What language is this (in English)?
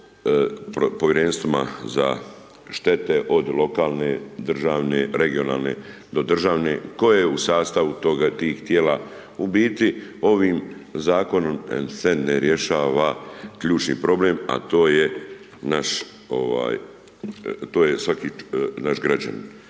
Croatian